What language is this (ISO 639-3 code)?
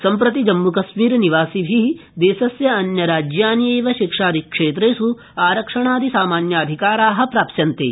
san